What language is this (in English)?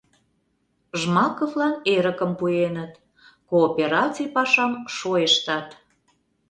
Mari